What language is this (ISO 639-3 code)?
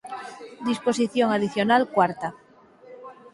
glg